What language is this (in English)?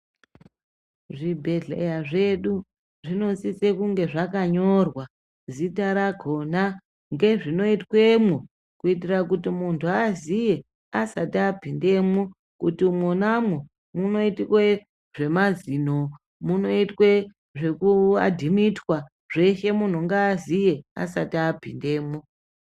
Ndau